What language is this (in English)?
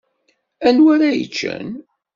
Kabyle